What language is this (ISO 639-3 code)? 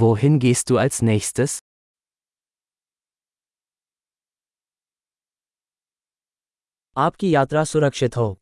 hin